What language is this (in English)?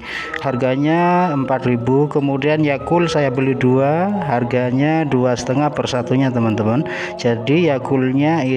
Indonesian